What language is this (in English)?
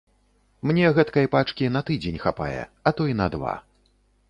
Belarusian